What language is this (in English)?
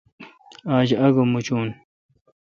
Kalkoti